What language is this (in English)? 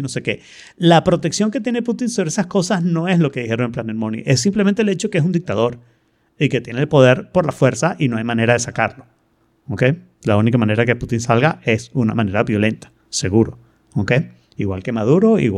Spanish